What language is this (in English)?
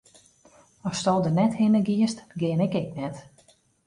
Western Frisian